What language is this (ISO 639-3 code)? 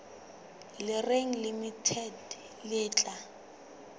sot